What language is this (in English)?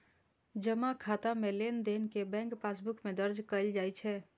Maithili